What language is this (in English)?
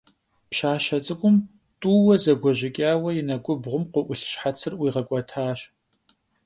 Kabardian